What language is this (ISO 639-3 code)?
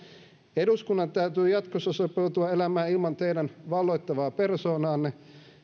fin